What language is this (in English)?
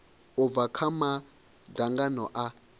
Venda